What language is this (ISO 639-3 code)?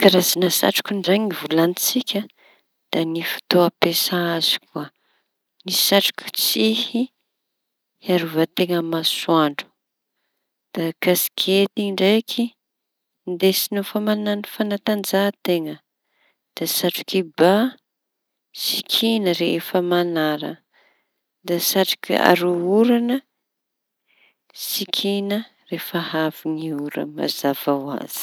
txy